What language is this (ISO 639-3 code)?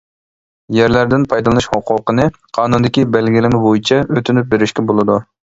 uig